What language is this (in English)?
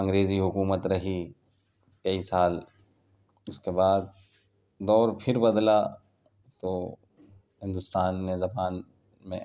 Urdu